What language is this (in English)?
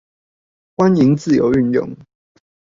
Chinese